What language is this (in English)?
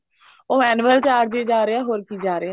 Punjabi